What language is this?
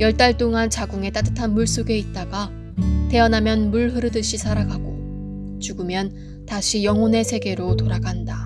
Korean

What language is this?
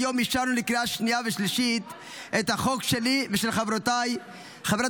Hebrew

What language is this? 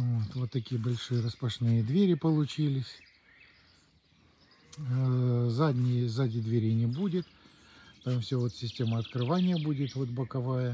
Russian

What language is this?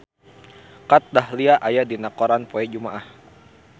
Sundanese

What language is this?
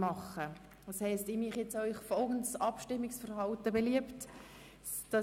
Swiss German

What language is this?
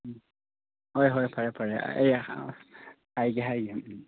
Manipuri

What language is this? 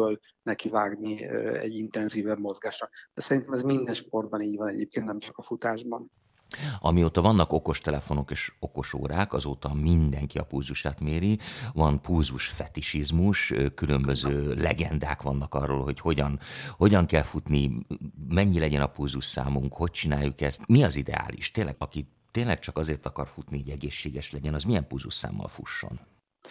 Hungarian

